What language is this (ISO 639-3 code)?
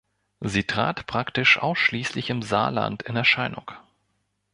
deu